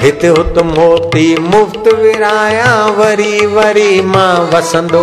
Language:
Hindi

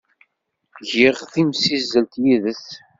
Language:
Kabyle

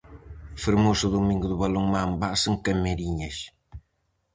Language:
Galician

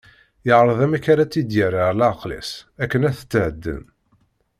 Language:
Kabyle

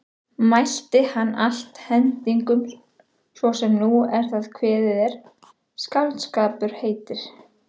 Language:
Icelandic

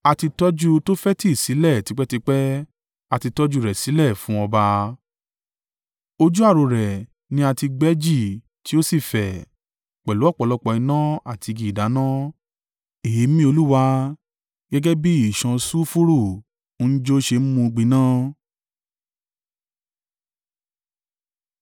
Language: Yoruba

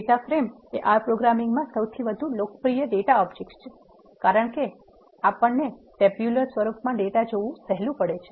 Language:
Gujarati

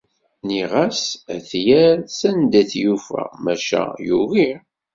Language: Kabyle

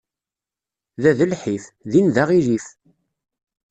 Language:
Kabyle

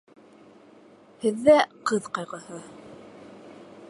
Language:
Bashkir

